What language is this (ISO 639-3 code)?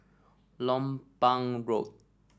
eng